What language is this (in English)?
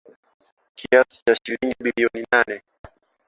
Swahili